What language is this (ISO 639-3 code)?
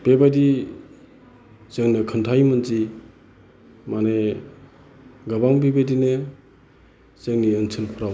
brx